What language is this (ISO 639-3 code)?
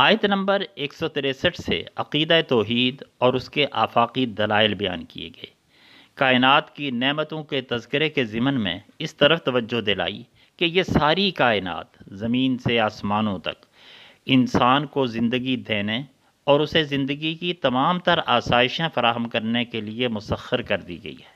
urd